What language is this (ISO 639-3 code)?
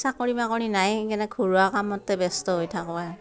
asm